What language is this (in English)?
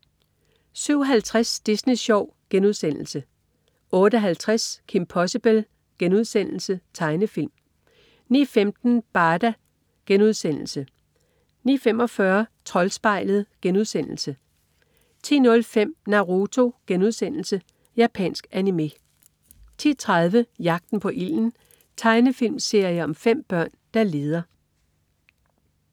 Danish